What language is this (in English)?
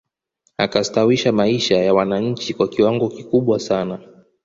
Swahili